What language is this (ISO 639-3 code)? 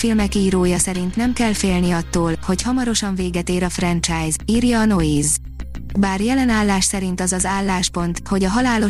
hun